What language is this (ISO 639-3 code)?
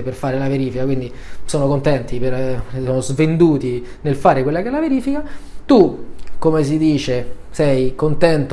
ita